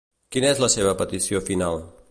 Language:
Catalan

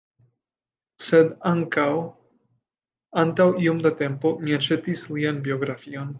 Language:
Esperanto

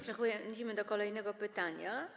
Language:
Polish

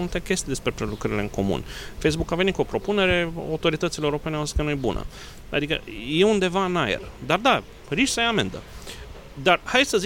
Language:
Romanian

